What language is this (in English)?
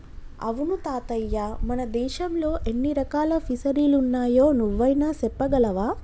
Telugu